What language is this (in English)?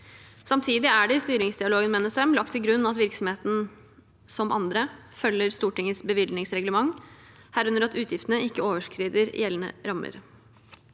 Norwegian